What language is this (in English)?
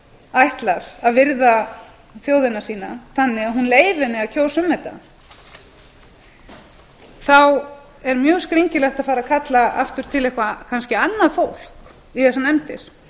Icelandic